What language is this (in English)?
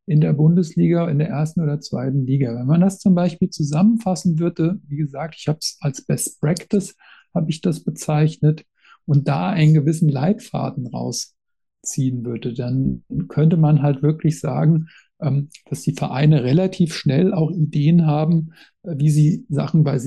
German